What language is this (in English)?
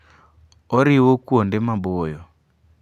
Luo (Kenya and Tanzania)